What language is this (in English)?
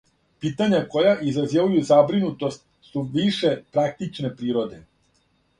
Serbian